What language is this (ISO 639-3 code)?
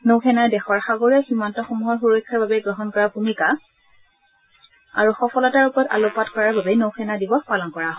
asm